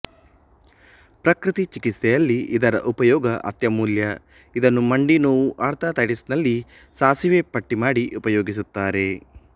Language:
Kannada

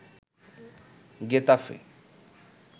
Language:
Bangla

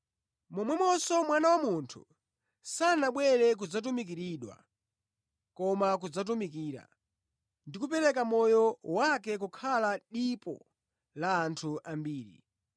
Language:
Nyanja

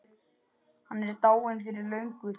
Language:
Icelandic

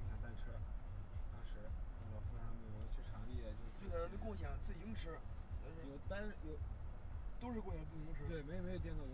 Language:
Chinese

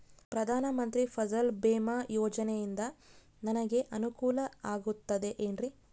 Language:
Kannada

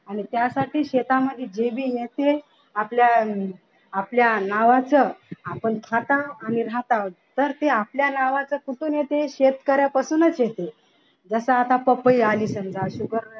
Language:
Marathi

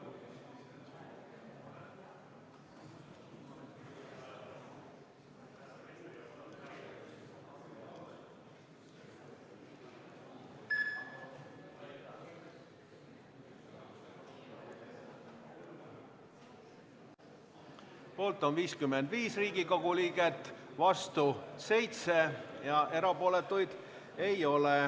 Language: Estonian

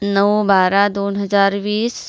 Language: Marathi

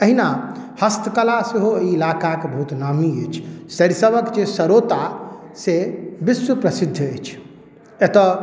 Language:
Maithili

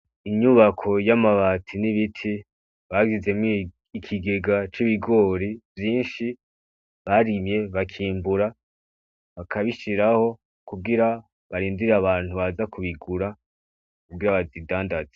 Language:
Rundi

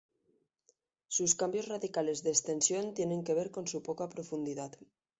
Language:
Spanish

